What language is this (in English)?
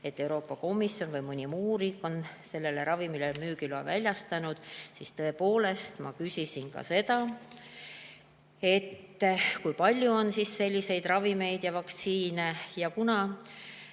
Estonian